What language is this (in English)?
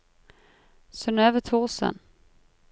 Norwegian